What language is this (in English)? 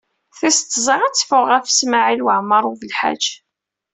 Kabyle